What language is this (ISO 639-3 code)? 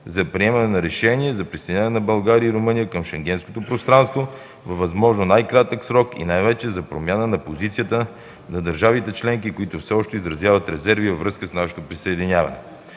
bul